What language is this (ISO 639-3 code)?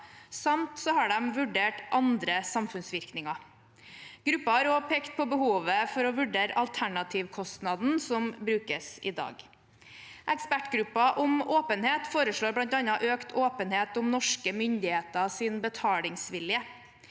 nor